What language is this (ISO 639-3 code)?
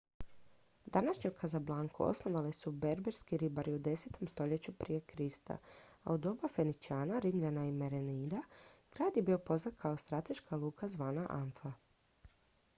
hrv